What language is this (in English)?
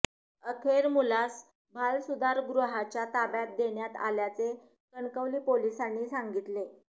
Marathi